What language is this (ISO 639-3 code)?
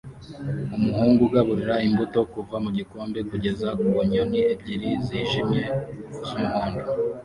kin